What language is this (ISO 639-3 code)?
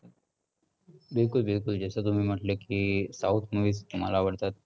mar